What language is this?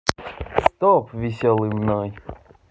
Russian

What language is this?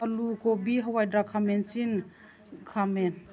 Manipuri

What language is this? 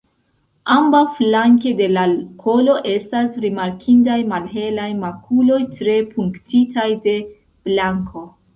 Esperanto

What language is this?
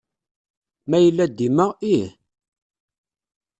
Kabyle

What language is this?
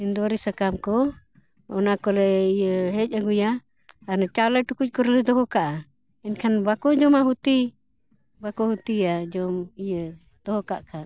Santali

